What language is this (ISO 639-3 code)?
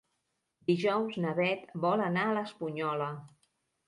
cat